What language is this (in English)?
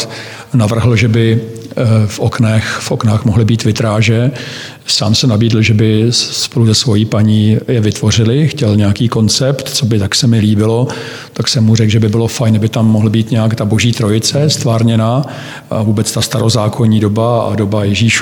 Czech